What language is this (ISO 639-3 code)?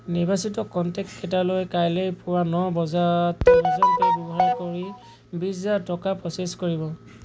asm